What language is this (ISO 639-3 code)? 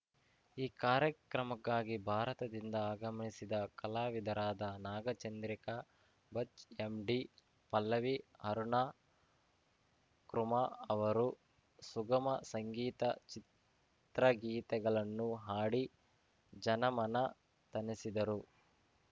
kan